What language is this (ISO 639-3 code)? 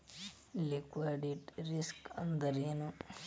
kan